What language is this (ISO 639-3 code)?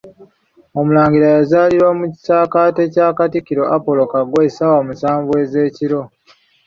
lug